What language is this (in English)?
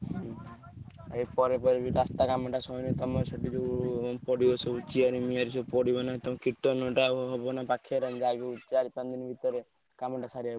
Odia